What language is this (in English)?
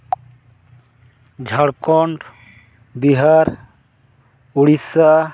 Santali